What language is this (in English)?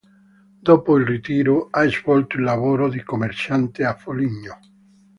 Italian